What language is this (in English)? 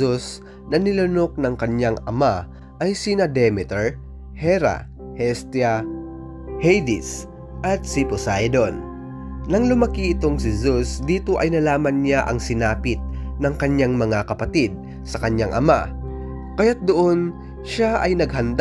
Filipino